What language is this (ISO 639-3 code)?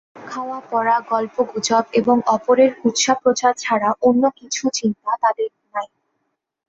ben